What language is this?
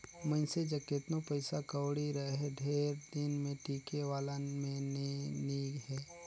Chhattisgarhi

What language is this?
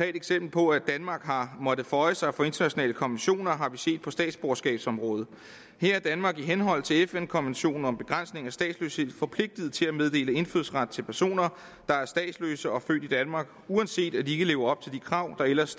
Danish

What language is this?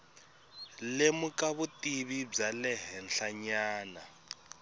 Tsonga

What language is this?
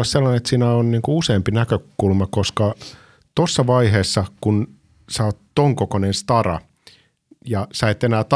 Finnish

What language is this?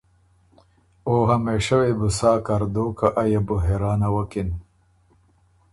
Ormuri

